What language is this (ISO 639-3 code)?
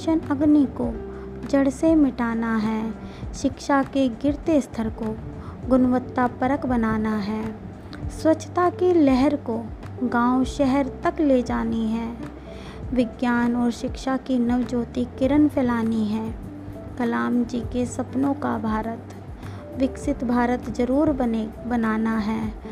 hin